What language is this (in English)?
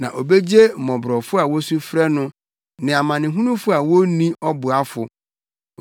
Akan